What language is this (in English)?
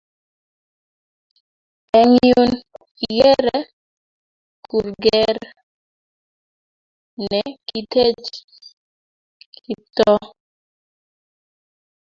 Kalenjin